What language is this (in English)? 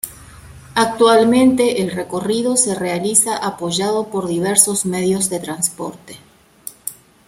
Spanish